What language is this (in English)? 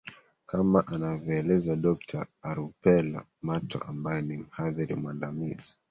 Swahili